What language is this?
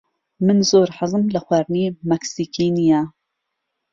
Central Kurdish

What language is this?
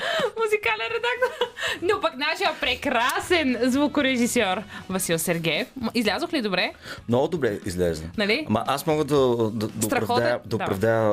Bulgarian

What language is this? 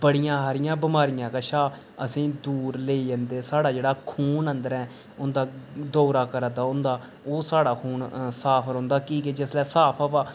Dogri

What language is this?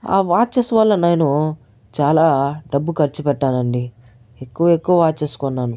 Telugu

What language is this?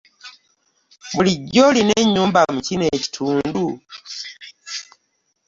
Ganda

